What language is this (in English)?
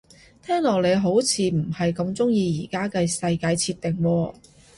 Cantonese